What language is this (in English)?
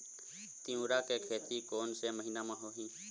Chhattisgarhi